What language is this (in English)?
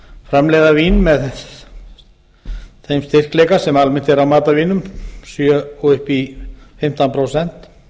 Icelandic